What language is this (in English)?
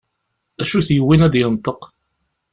Kabyle